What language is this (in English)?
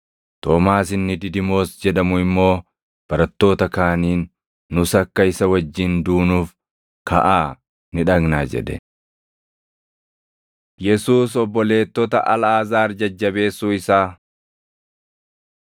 Oromo